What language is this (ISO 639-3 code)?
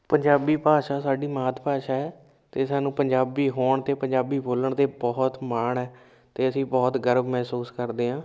pan